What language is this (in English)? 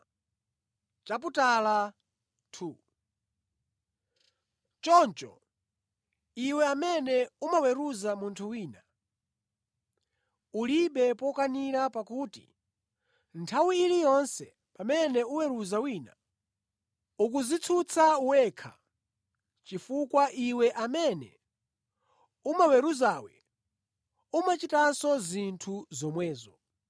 Nyanja